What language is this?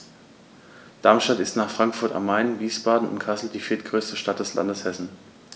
German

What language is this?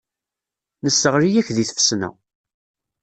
Kabyle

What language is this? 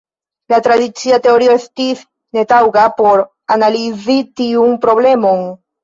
Esperanto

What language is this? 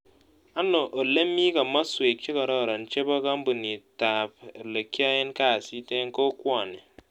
Kalenjin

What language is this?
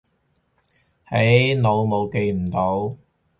Cantonese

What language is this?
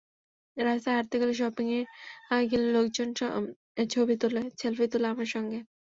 Bangla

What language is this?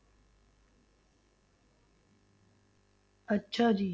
Punjabi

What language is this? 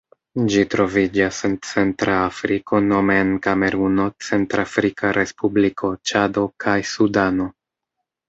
Esperanto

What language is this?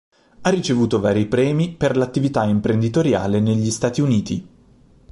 Italian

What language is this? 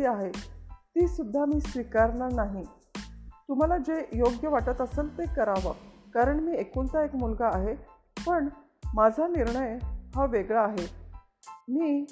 Marathi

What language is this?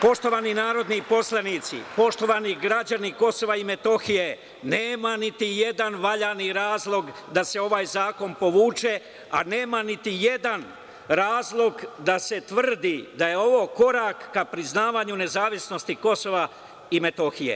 Serbian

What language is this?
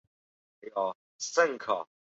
Chinese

